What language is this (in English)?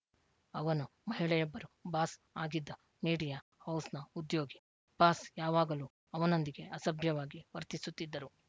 Kannada